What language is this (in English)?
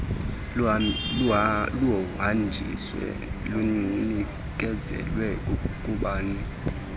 Xhosa